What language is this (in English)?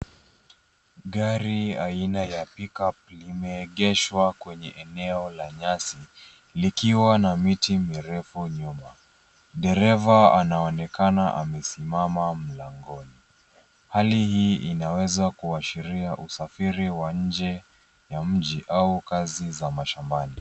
Swahili